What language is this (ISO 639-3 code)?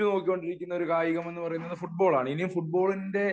mal